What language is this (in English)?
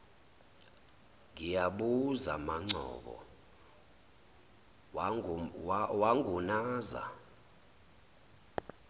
Zulu